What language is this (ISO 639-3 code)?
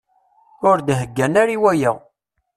kab